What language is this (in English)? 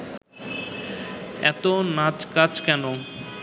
Bangla